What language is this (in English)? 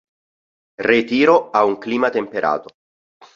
Italian